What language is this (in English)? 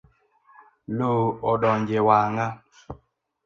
Luo (Kenya and Tanzania)